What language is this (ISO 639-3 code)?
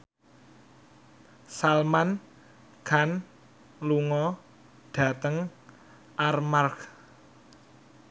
jav